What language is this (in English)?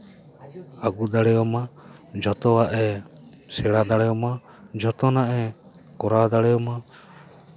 Santali